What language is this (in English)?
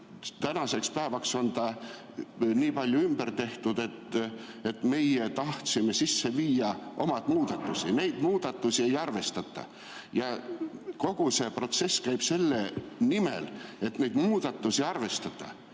Estonian